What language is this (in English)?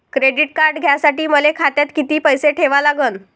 Marathi